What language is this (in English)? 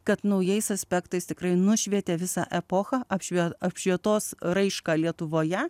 Lithuanian